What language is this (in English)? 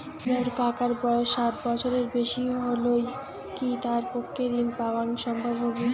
Bangla